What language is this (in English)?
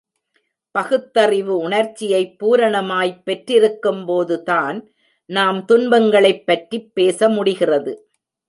Tamil